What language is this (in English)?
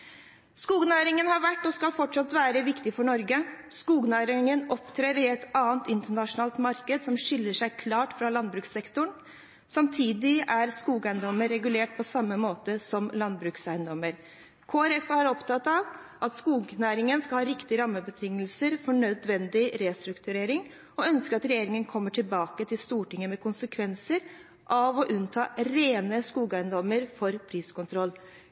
Norwegian Bokmål